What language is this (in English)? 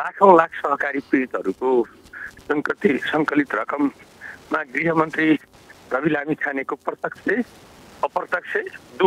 Romanian